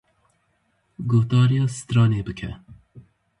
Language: Kurdish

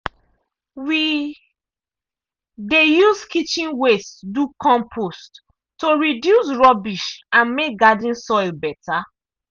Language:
Nigerian Pidgin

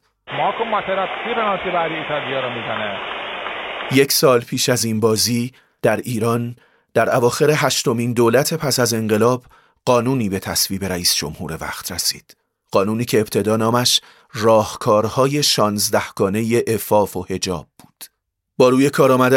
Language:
Persian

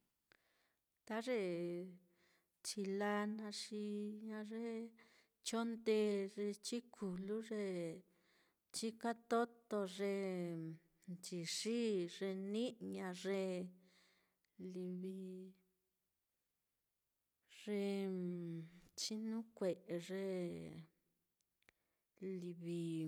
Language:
Mitlatongo Mixtec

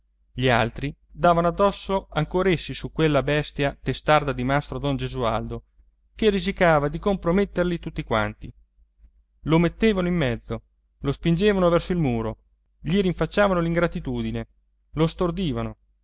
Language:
Italian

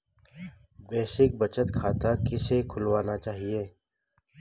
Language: Hindi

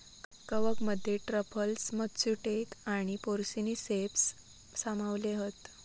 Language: Marathi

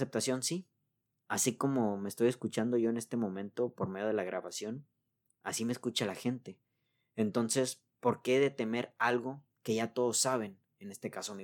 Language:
Spanish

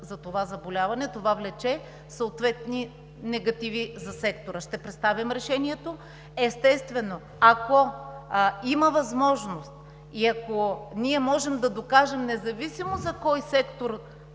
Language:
Bulgarian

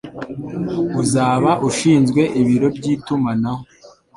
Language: Kinyarwanda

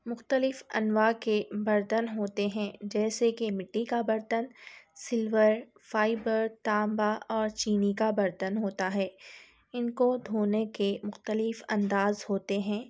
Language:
Urdu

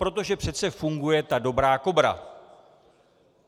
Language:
Czech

